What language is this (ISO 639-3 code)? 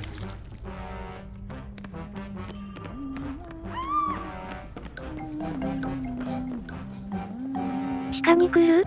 jpn